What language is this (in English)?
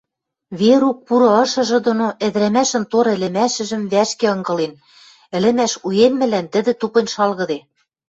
Western Mari